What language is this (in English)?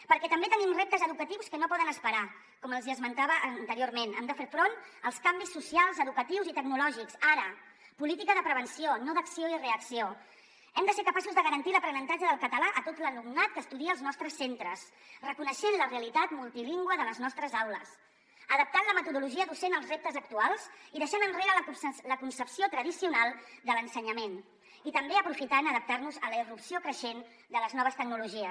Catalan